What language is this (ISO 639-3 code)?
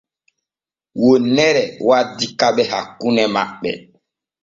fue